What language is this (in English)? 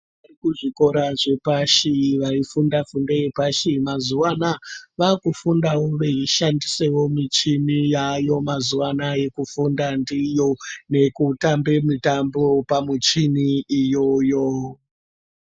Ndau